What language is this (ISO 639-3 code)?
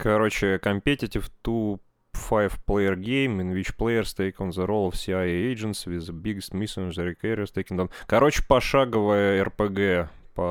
rus